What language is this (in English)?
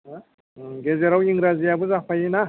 Bodo